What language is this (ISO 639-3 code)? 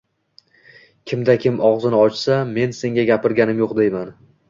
uzb